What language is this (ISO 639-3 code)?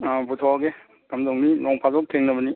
mni